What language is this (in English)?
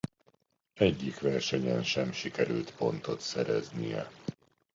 Hungarian